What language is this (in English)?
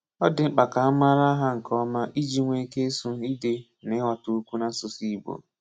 Igbo